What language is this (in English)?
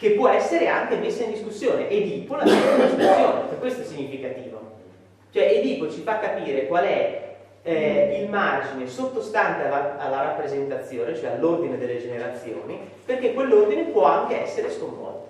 Italian